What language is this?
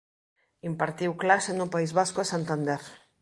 Galician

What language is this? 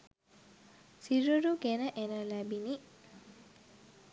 Sinhala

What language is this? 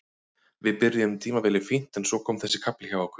Icelandic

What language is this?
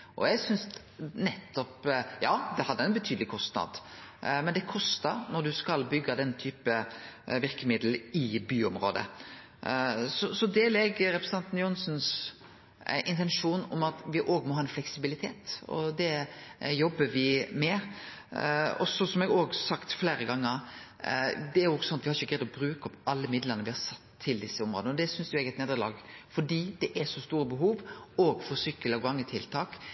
Norwegian Nynorsk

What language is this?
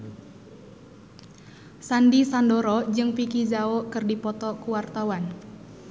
Sundanese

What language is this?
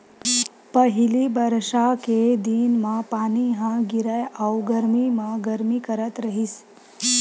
Chhattisgarhi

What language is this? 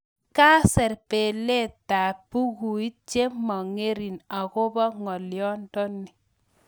Kalenjin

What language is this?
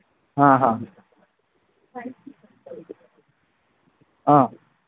Manipuri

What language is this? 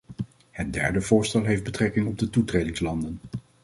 Dutch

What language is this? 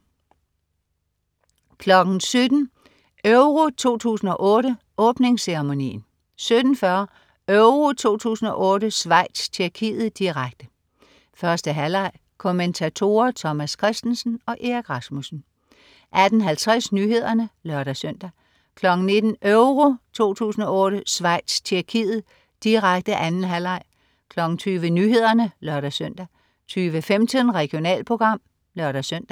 Danish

